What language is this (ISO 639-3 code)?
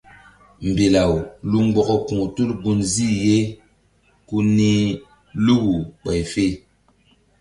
mdd